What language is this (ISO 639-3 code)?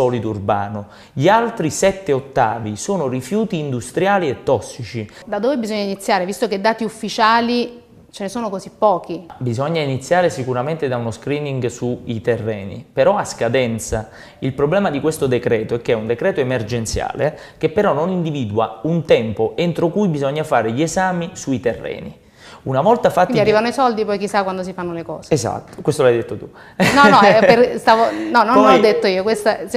ita